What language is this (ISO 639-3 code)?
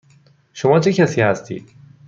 fas